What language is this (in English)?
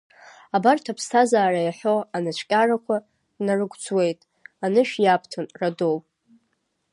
Abkhazian